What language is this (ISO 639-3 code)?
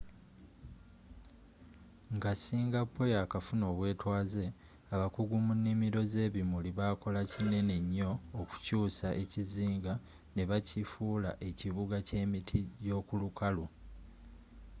lug